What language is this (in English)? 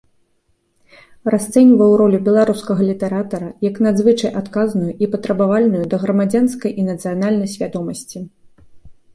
Belarusian